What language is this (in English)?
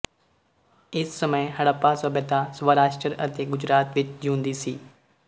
Punjabi